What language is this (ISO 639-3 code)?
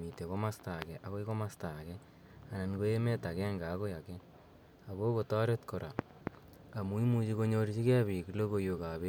kln